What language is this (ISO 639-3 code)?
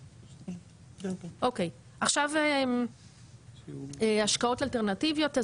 heb